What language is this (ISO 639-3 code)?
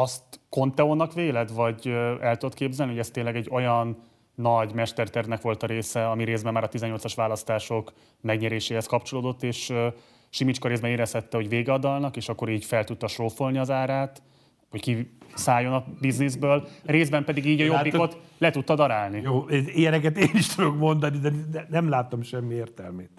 hun